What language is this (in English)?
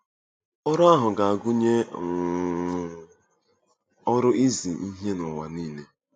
Igbo